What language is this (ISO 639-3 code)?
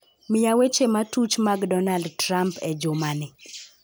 luo